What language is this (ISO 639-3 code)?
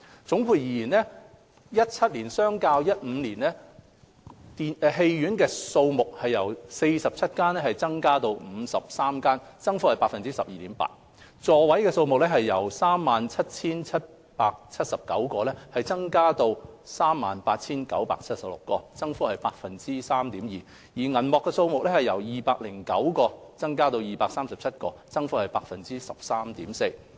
yue